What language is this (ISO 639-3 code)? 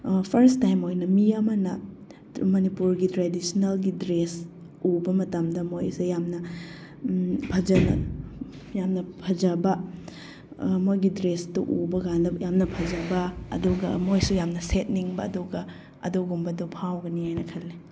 mni